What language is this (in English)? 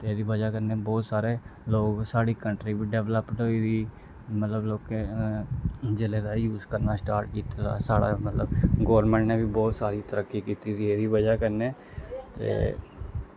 Dogri